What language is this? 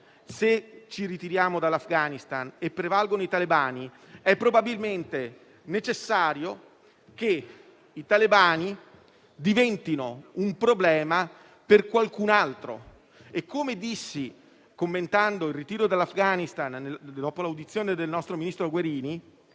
Italian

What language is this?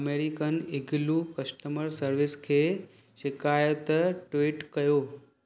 Sindhi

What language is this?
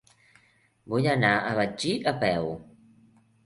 Catalan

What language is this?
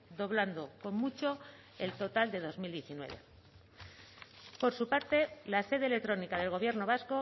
Spanish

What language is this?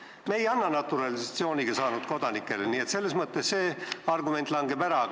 Estonian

